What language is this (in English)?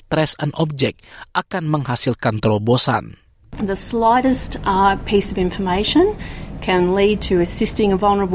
Indonesian